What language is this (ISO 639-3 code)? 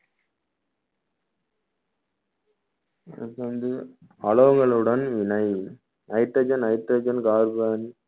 tam